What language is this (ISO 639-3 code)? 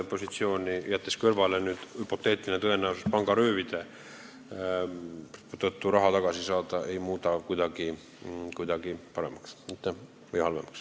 est